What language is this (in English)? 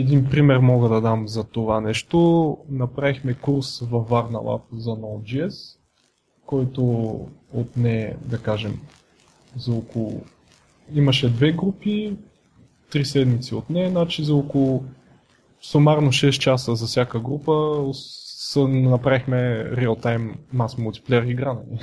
Bulgarian